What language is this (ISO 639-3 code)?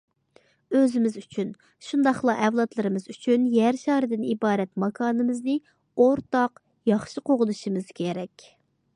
uig